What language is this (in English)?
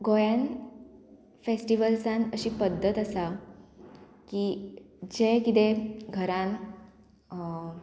Konkani